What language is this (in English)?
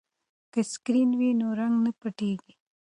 Pashto